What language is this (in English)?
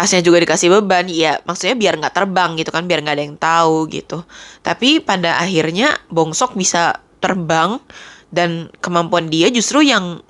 Indonesian